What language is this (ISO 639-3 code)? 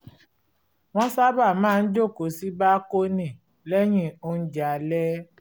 yor